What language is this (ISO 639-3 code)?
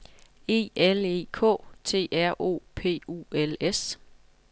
dan